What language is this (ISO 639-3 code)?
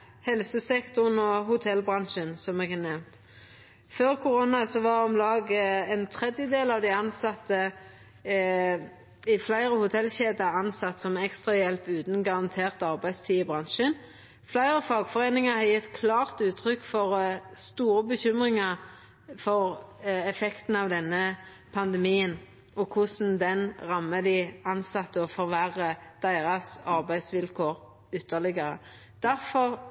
nno